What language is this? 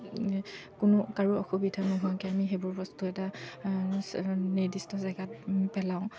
Assamese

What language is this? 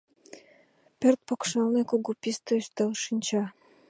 Mari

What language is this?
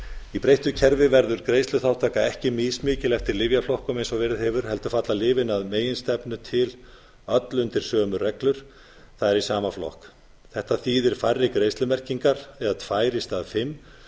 Icelandic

